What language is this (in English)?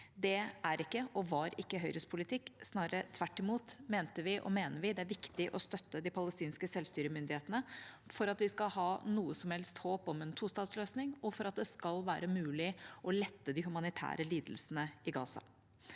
Norwegian